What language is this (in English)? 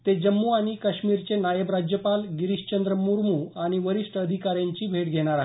Marathi